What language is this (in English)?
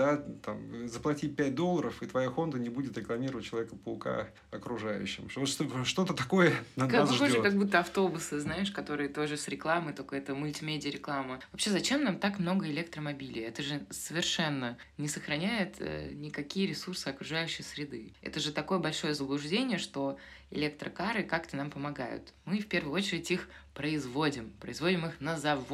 Russian